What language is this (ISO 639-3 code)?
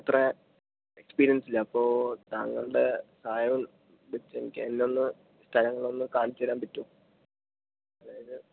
mal